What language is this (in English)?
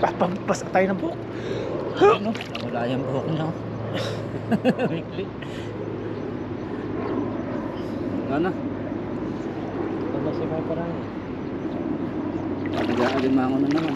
Filipino